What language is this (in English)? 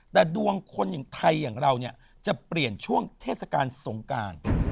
Thai